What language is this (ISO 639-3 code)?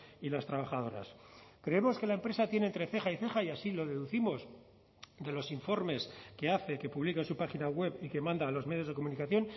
spa